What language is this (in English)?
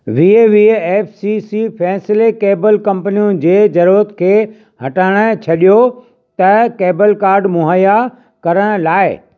Sindhi